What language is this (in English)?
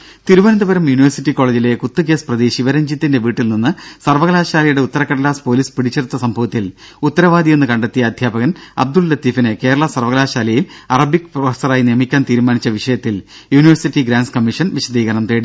Malayalam